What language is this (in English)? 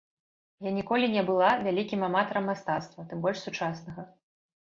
Belarusian